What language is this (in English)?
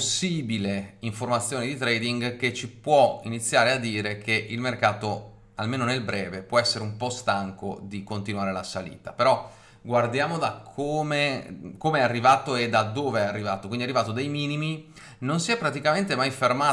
Italian